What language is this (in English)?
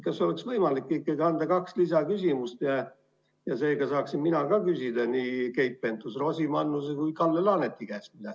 Estonian